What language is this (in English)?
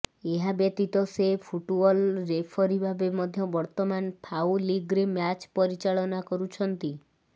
Odia